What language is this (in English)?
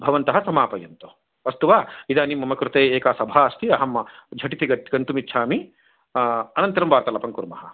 Sanskrit